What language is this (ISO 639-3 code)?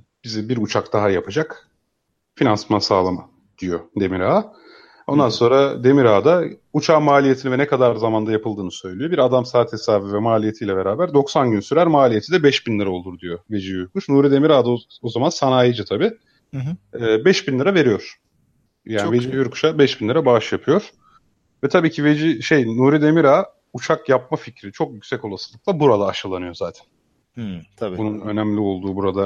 tur